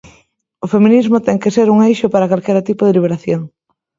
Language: Galician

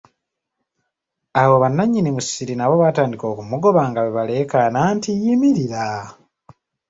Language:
Ganda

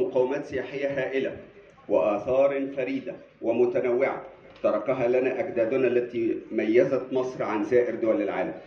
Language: Arabic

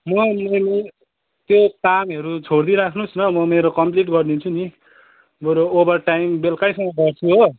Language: Nepali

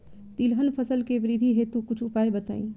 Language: Bhojpuri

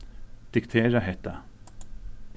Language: Faroese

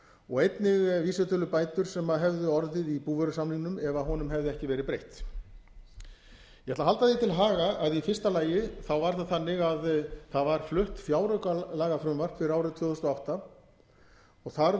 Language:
Icelandic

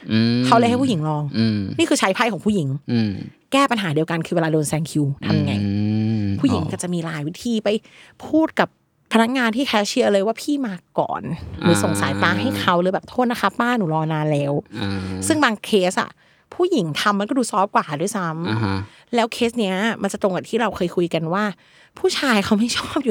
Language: Thai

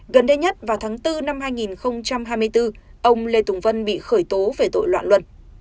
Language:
Vietnamese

